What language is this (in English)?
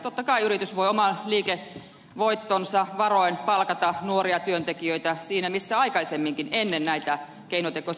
Finnish